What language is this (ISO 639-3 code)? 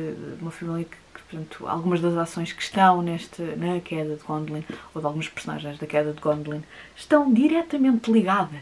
por